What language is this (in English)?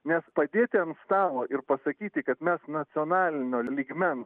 Lithuanian